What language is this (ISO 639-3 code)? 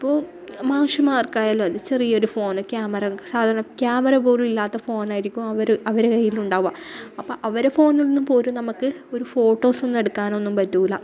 mal